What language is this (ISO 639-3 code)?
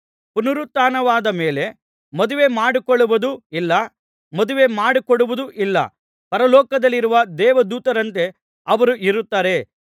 kan